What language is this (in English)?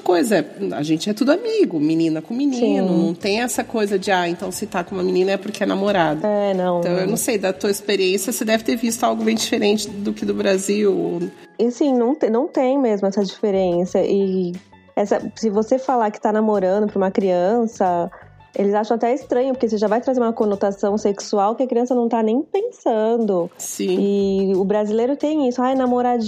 Portuguese